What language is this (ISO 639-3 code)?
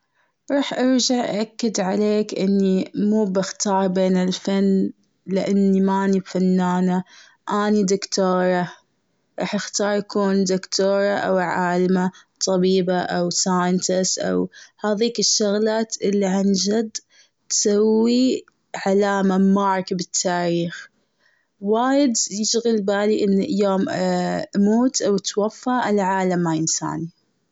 afb